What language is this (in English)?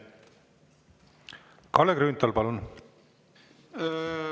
Estonian